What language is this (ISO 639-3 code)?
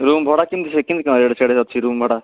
ori